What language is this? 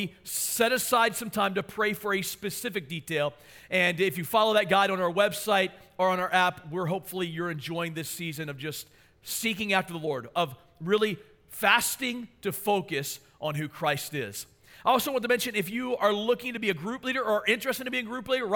English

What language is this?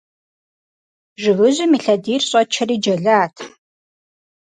Kabardian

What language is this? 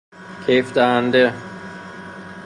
Persian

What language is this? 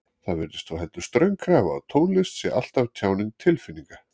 Icelandic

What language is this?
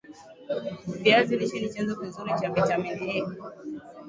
Swahili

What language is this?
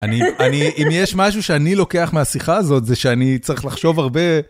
Hebrew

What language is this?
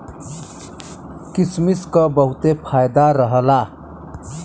Bhojpuri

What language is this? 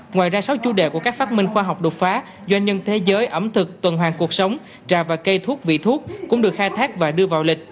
Vietnamese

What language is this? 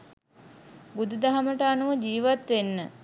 Sinhala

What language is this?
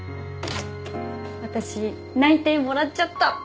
Japanese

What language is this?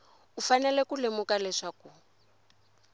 Tsonga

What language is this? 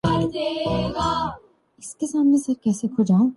Urdu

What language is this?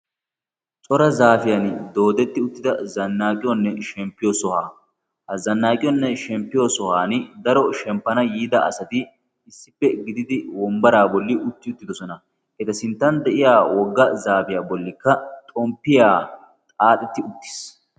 Wolaytta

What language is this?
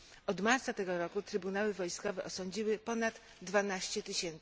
Polish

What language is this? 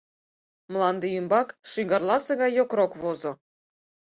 Mari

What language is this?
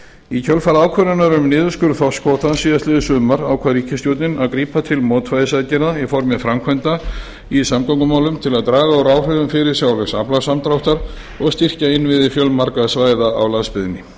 Icelandic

